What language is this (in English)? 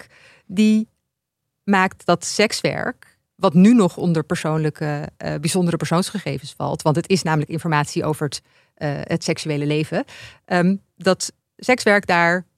Dutch